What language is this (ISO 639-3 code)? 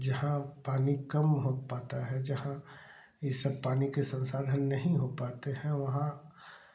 hin